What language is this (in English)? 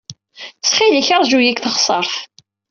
Kabyle